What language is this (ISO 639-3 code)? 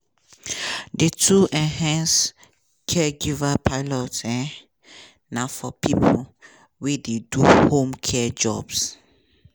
pcm